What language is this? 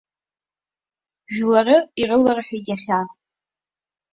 Abkhazian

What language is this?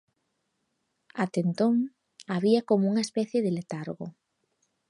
Galician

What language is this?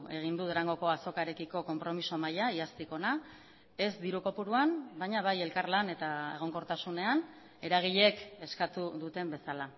Basque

